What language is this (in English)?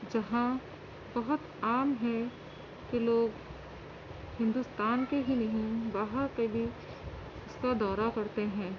Urdu